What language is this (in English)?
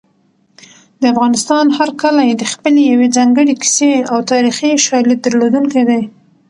Pashto